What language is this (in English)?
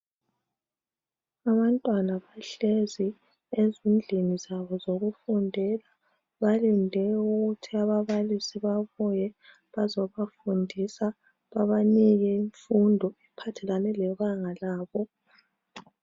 North Ndebele